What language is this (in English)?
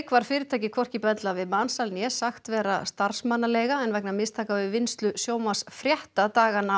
Icelandic